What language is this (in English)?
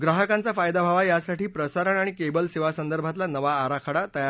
Marathi